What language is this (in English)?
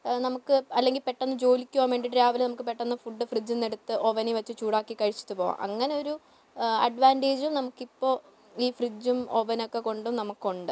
Malayalam